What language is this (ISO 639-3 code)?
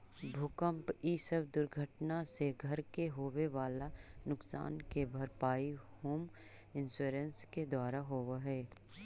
mag